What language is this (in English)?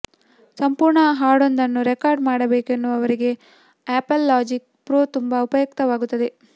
Kannada